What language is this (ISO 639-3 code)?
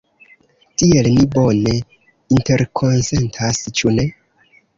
epo